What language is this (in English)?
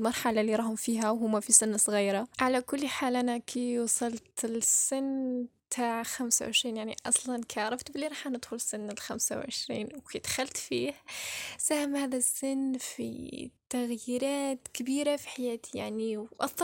Arabic